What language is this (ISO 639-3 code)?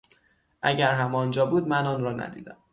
fas